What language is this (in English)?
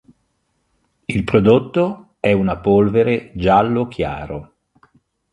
Italian